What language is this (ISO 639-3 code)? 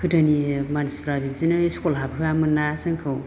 brx